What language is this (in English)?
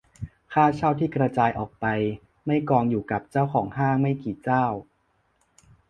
Thai